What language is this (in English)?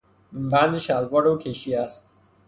Persian